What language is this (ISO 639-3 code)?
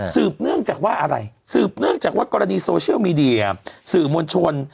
tha